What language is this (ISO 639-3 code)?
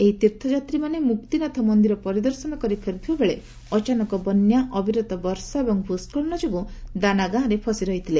ori